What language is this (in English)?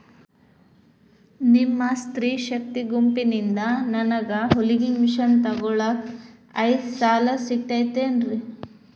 Kannada